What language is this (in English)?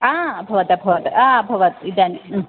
Sanskrit